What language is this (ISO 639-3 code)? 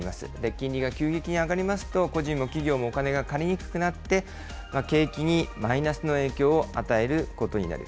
jpn